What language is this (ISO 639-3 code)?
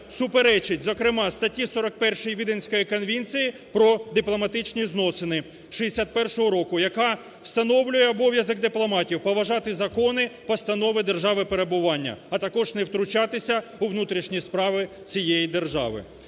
ukr